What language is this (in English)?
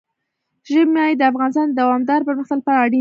Pashto